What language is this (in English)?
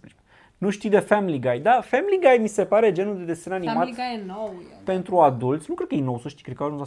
Romanian